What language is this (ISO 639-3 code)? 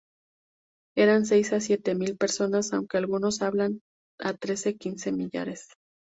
spa